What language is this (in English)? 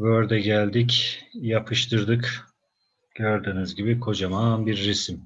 Turkish